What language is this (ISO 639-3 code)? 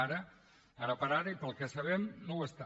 cat